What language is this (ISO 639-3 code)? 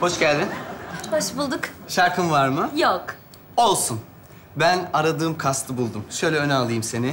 tur